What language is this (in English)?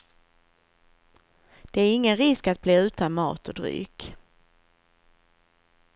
Swedish